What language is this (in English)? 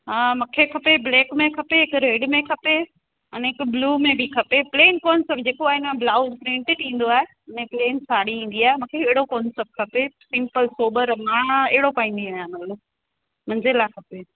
Sindhi